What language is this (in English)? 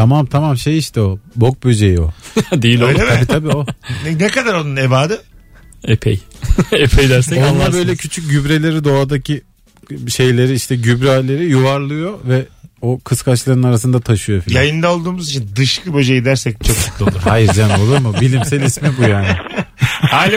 Turkish